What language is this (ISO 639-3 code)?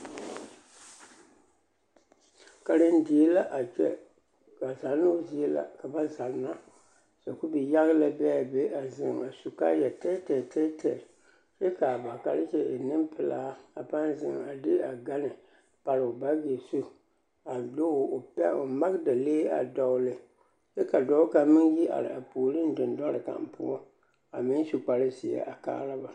dga